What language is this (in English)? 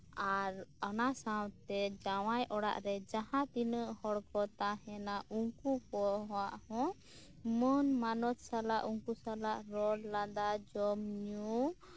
Santali